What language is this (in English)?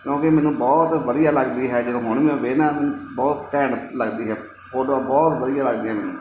Punjabi